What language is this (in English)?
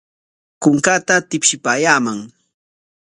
Corongo Ancash Quechua